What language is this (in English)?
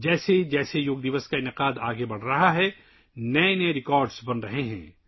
Urdu